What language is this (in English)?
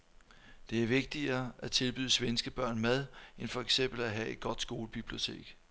Danish